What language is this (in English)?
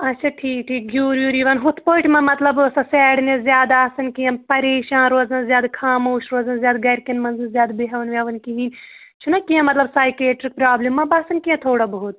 Kashmiri